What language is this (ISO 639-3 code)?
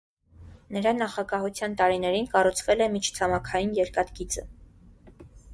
hye